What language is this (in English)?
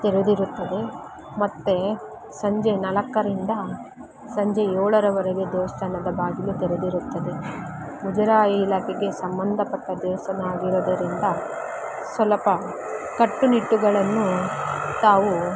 Kannada